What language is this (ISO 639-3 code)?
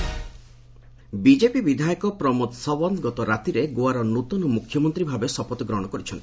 ori